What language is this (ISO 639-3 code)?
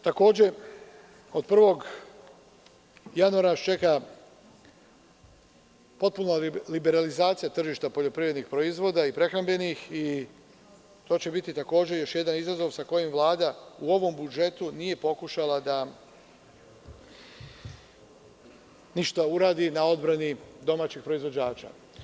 srp